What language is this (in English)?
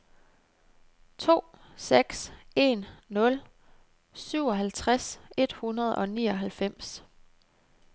Danish